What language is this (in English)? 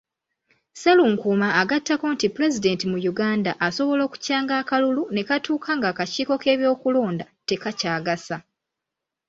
Ganda